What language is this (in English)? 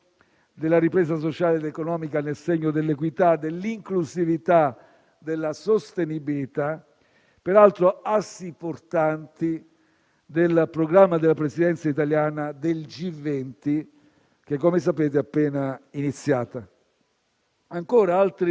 Italian